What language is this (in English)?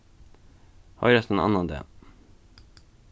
Faroese